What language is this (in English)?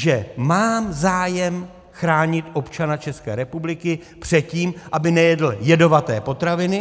Czech